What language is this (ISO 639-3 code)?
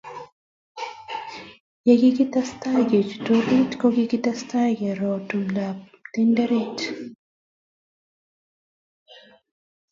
kln